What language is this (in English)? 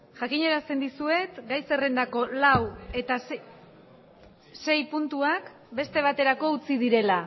Basque